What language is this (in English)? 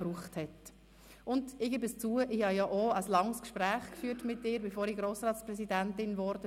Swiss German